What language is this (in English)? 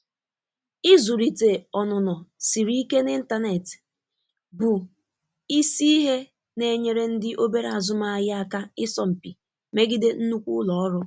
Igbo